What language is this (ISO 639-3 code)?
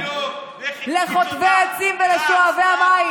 heb